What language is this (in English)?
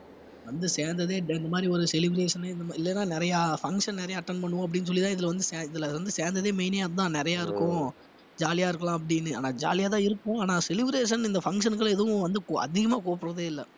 Tamil